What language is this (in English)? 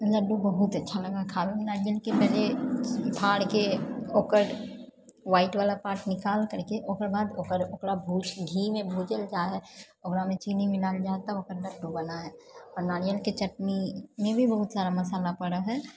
Maithili